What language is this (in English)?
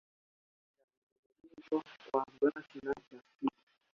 Swahili